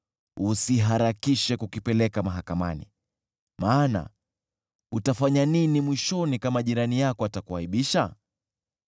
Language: Swahili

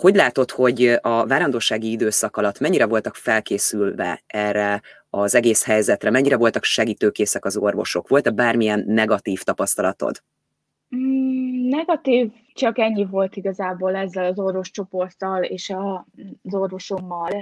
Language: Hungarian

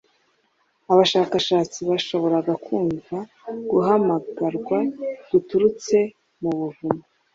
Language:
Kinyarwanda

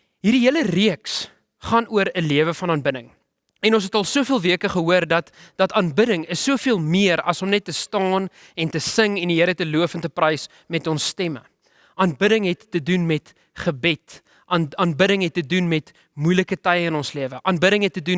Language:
Dutch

